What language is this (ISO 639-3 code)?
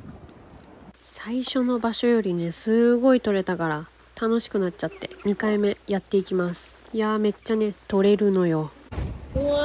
jpn